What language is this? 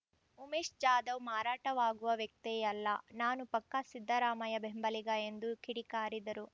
Kannada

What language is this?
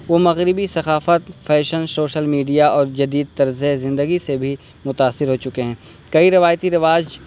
Urdu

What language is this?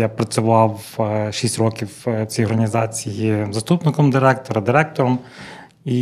Ukrainian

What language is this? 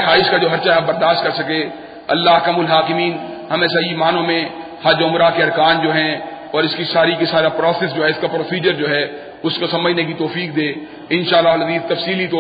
Urdu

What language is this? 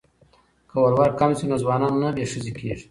Pashto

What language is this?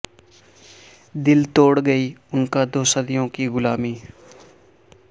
Urdu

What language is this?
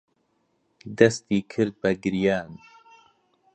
Central Kurdish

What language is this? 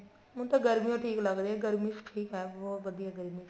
Punjabi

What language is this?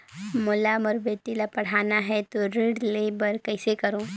Chhattisgarhi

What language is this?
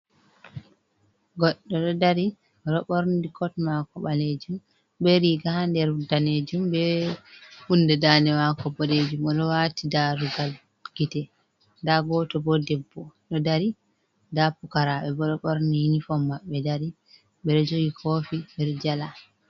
Fula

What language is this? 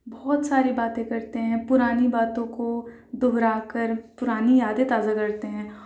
Urdu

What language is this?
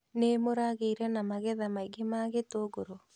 Kikuyu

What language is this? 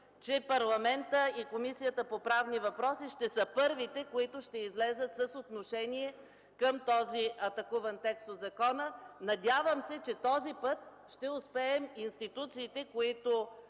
Bulgarian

